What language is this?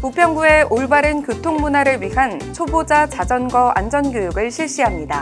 Korean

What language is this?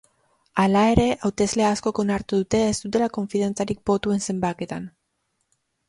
Basque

